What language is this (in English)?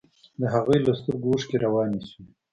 Pashto